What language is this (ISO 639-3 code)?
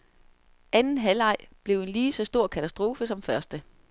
dan